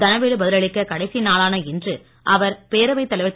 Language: Tamil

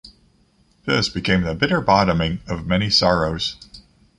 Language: English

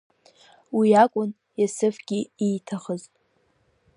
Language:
Abkhazian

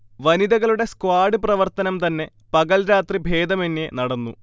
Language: Malayalam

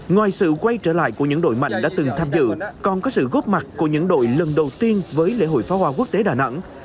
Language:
Vietnamese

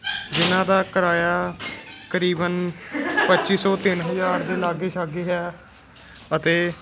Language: Punjabi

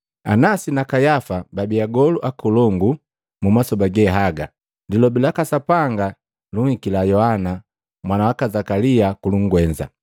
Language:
Matengo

